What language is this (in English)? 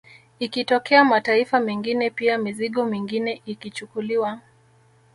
Swahili